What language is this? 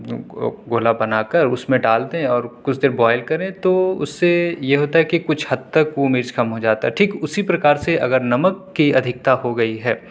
Urdu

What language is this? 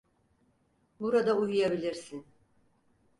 Turkish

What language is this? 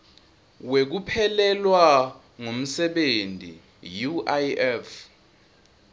Swati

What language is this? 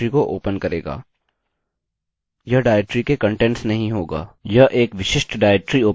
Hindi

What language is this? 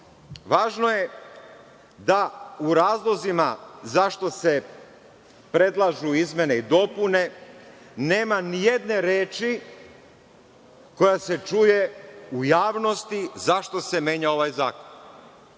Serbian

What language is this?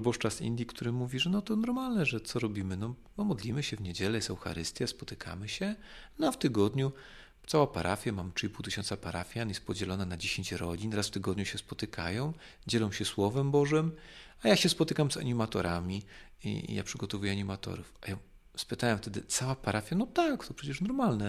Polish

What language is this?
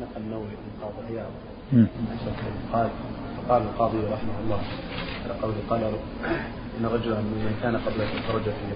Arabic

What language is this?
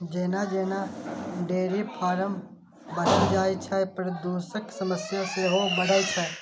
Maithili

